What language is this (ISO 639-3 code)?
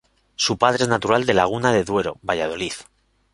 spa